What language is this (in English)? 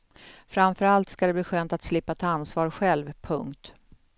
Swedish